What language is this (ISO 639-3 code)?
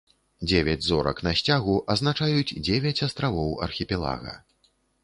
bel